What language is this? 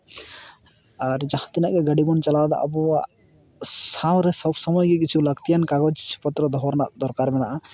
Santali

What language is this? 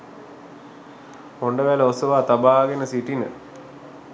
Sinhala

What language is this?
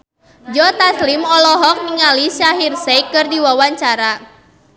Sundanese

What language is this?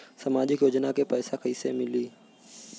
Bhojpuri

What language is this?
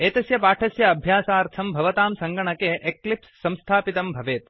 Sanskrit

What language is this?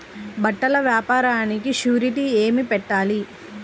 Telugu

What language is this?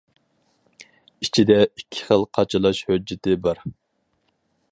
Uyghur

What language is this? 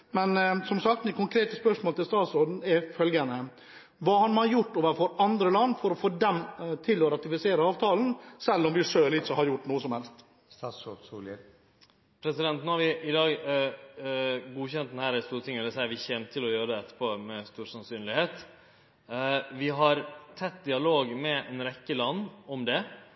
Norwegian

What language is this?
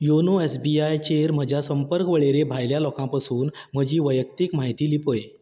Konkani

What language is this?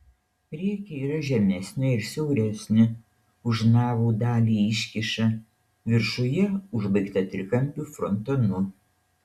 Lithuanian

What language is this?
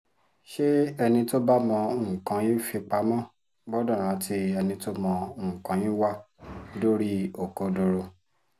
Yoruba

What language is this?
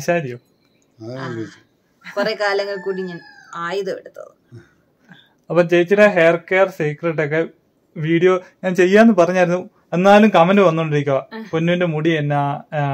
Malayalam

